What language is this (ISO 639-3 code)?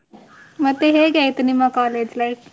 kan